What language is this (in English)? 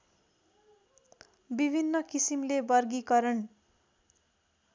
Nepali